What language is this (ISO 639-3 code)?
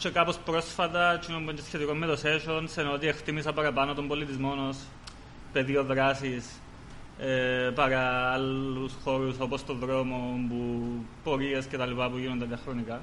ell